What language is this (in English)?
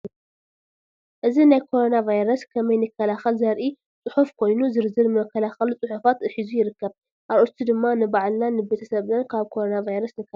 Tigrinya